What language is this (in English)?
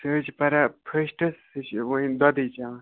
Kashmiri